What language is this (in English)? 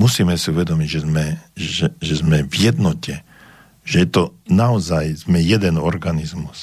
Slovak